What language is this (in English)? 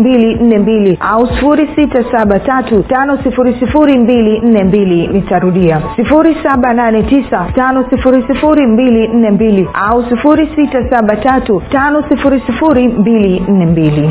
Swahili